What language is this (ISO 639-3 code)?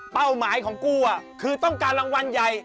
tha